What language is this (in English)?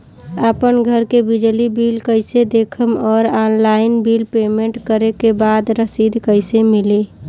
Bhojpuri